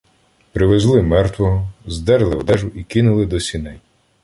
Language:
Ukrainian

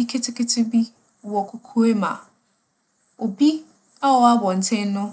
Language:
Akan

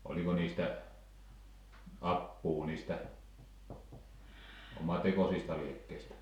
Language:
Finnish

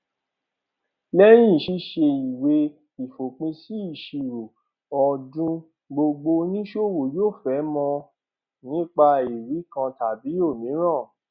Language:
Yoruba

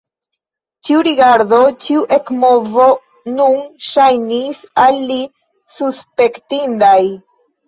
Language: Esperanto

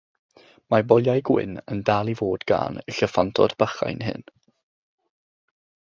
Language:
Welsh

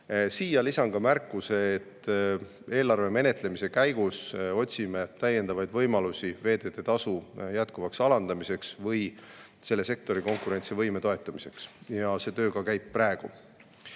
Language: Estonian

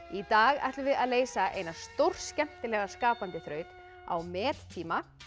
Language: Icelandic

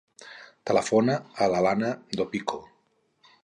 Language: Catalan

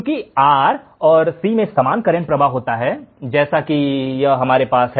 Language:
Hindi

